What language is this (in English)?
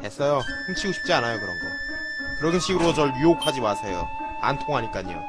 Korean